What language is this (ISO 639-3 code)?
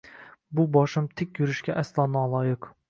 uzb